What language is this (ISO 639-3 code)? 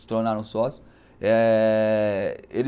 por